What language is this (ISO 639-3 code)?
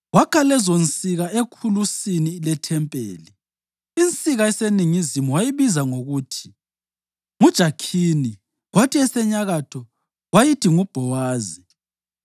nde